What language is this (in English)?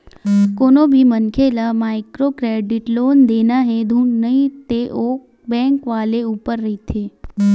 Chhattisgarhi